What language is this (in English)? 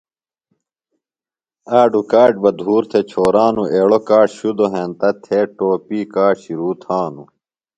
Phalura